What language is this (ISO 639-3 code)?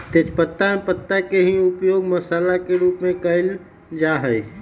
mag